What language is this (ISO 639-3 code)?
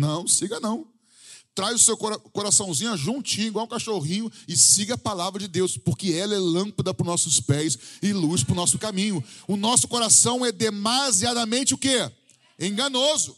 por